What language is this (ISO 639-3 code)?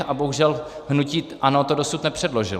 ces